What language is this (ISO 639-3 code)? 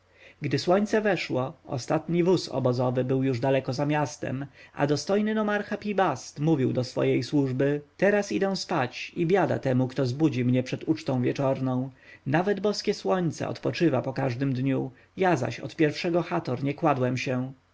pol